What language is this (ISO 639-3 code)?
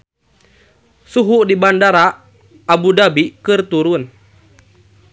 sun